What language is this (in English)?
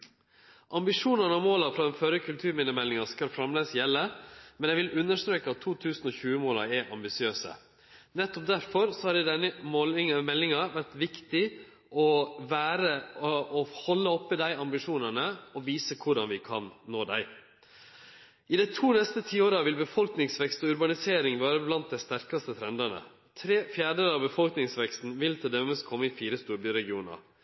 Norwegian Nynorsk